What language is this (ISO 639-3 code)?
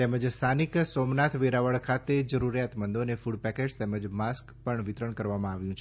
guj